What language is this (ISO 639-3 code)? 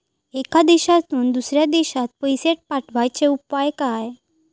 mar